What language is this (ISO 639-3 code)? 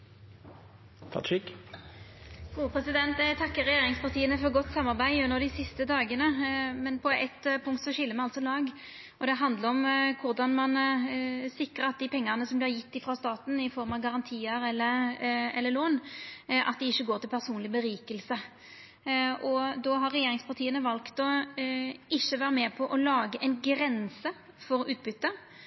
nno